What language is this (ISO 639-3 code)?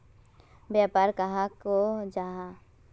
mag